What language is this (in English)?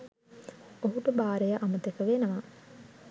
Sinhala